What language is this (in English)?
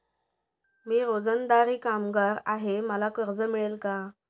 Marathi